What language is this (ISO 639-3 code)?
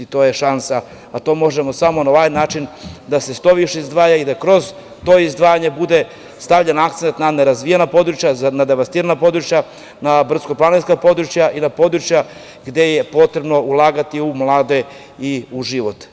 srp